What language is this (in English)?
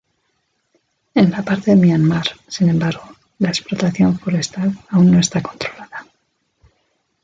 Spanish